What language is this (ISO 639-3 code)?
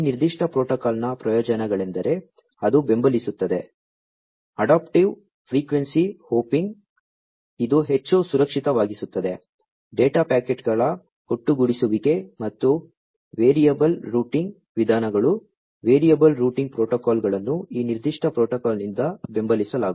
kan